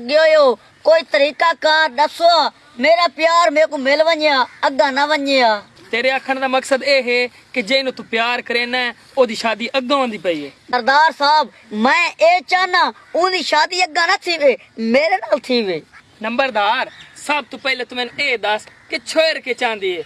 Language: Punjabi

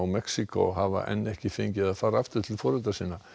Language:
Icelandic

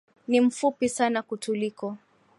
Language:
Swahili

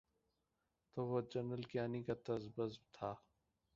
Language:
Urdu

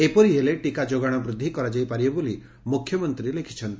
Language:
Odia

